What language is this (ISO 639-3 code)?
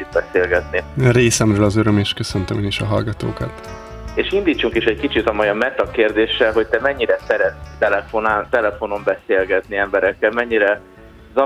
hun